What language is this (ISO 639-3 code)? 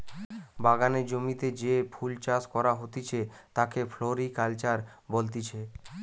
ben